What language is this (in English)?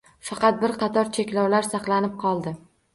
Uzbek